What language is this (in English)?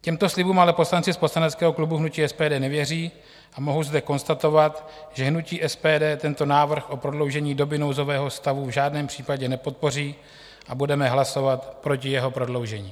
Czech